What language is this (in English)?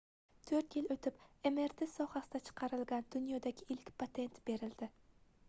Uzbek